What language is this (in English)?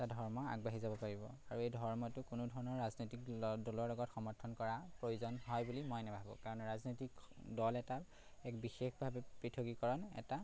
Assamese